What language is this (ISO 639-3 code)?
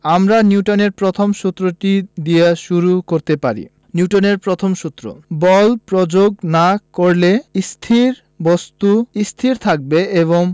ben